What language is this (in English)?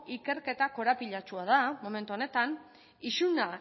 Basque